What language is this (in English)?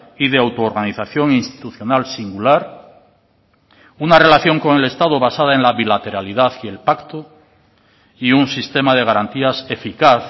Spanish